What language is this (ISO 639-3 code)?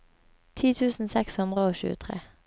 nor